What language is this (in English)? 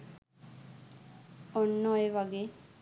Sinhala